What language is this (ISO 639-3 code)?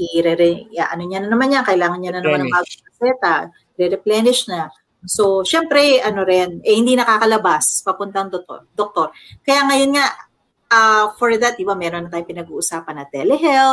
fil